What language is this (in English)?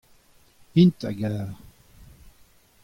Breton